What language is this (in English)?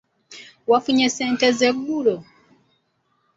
Ganda